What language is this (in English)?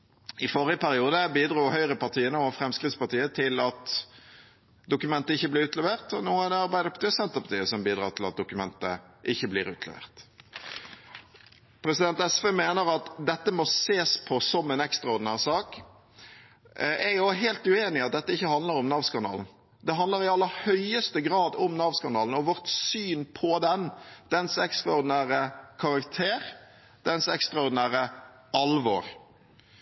Norwegian Bokmål